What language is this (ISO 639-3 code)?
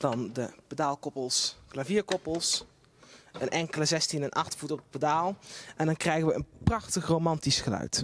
nld